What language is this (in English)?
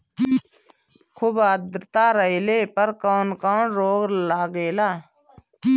Bhojpuri